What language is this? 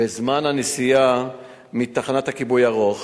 Hebrew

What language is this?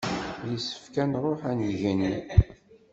Kabyle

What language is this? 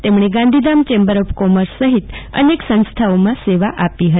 Gujarati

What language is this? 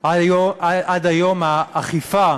Hebrew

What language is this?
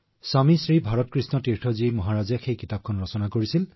Assamese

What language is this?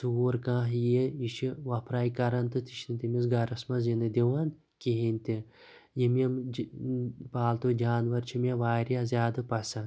Kashmiri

